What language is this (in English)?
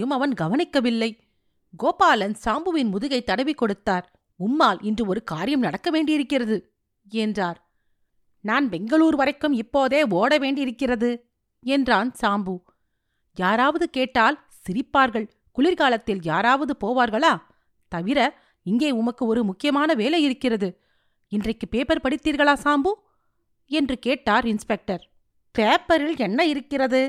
Tamil